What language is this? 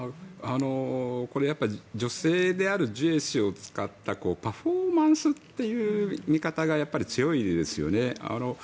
Japanese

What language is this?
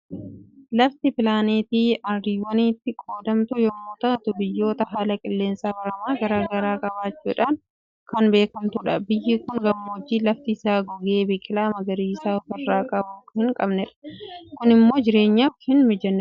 Oromo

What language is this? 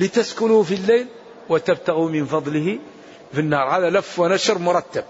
Arabic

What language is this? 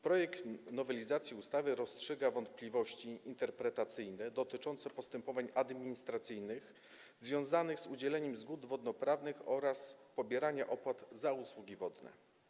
Polish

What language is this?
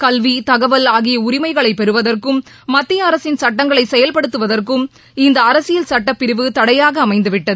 Tamil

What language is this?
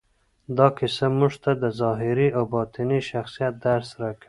Pashto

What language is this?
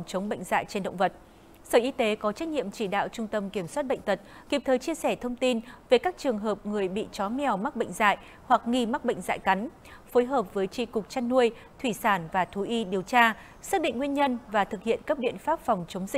Vietnamese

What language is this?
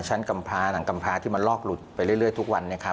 Thai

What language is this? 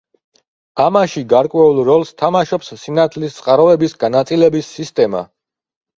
Georgian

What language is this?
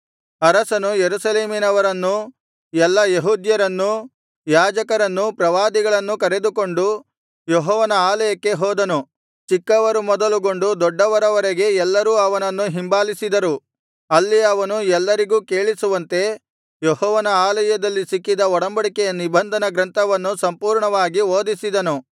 Kannada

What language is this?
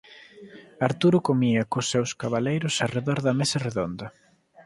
Galician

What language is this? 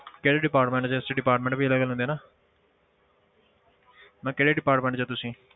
Punjabi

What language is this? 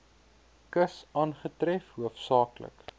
Afrikaans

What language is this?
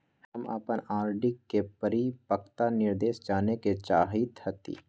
Magahi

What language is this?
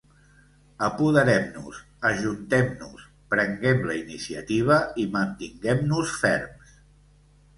Catalan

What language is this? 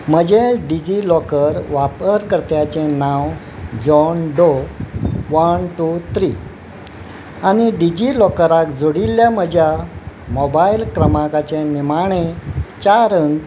Konkani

